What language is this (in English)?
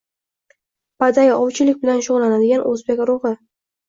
Uzbek